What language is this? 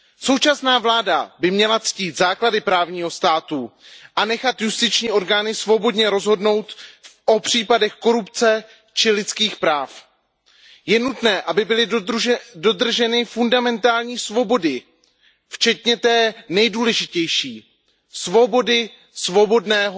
Czech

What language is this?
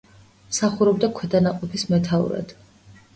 Georgian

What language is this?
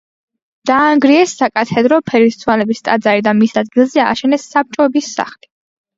Georgian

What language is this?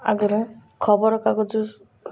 Odia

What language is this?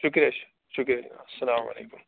Kashmiri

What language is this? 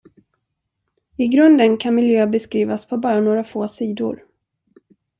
Swedish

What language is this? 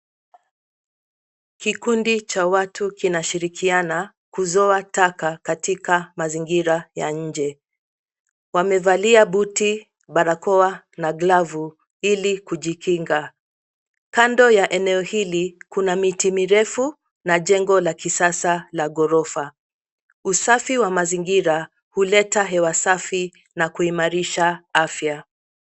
Swahili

